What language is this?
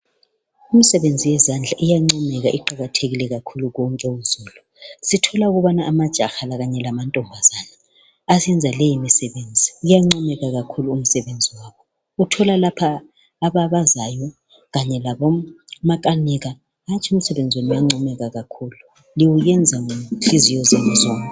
North Ndebele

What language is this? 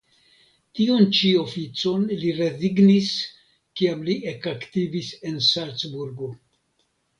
Esperanto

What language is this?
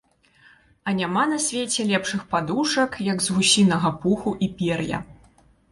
Belarusian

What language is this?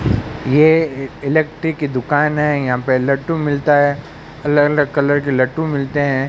Hindi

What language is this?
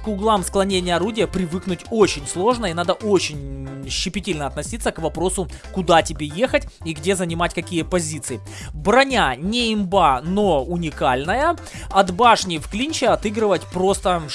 Russian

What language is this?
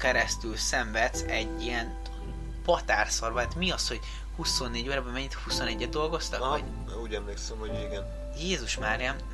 Hungarian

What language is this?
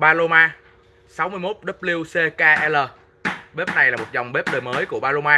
Vietnamese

